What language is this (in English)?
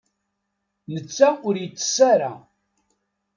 Kabyle